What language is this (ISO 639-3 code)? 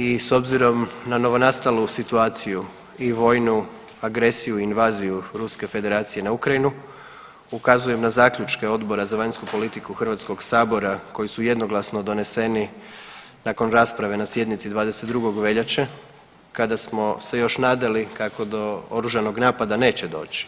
hrv